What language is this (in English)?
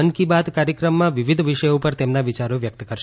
Gujarati